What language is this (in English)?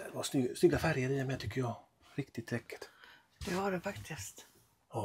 Swedish